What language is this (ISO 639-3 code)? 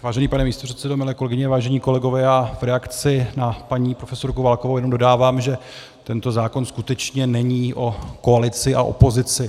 ces